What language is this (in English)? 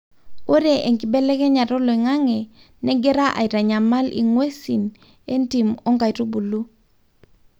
Masai